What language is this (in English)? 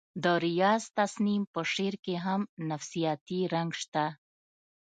Pashto